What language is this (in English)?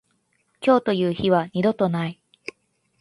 Japanese